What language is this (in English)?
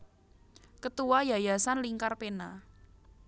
Javanese